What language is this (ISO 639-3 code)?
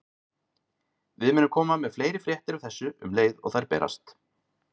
isl